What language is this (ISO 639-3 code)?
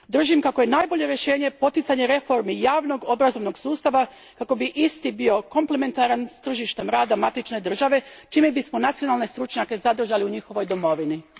hrv